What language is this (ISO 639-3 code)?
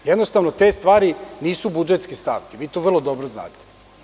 srp